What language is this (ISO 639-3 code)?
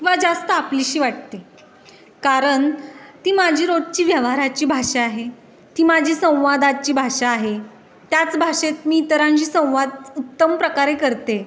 mar